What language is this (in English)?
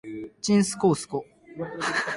Japanese